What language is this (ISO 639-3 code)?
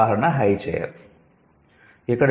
tel